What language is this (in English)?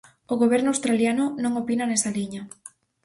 Galician